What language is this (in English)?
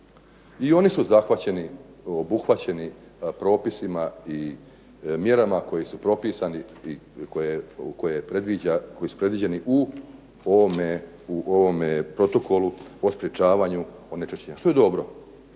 Croatian